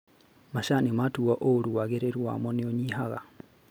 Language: Kikuyu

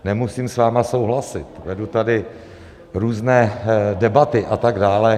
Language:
Czech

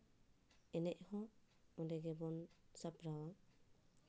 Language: Santali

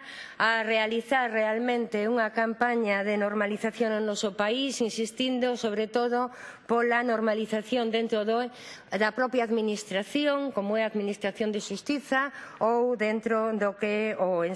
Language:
Spanish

